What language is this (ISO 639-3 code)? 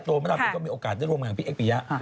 tha